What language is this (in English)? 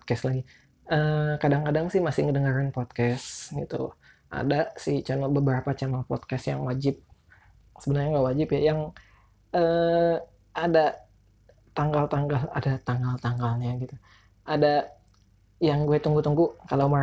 Indonesian